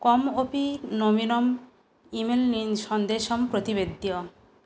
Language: Sanskrit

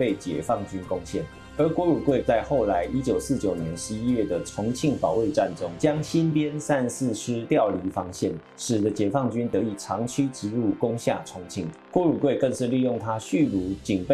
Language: Chinese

